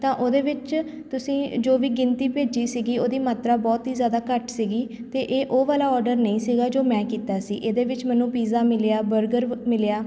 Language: Punjabi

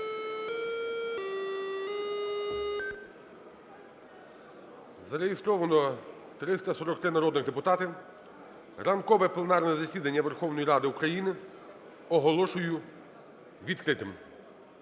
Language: Ukrainian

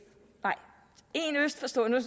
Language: Danish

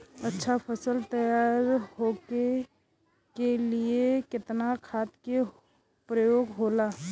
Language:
Bhojpuri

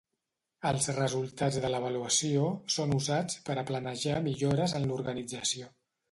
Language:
Catalan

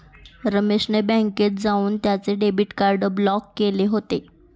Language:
Marathi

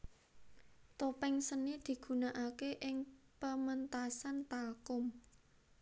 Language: Javanese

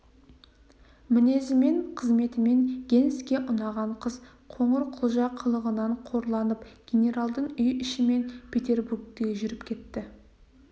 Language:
Kazakh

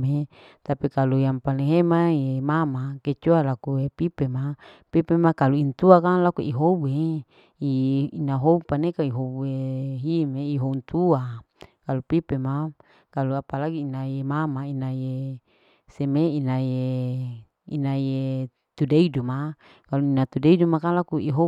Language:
Larike-Wakasihu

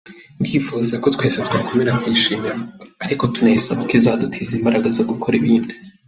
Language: Kinyarwanda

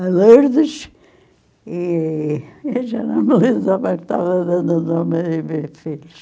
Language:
Portuguese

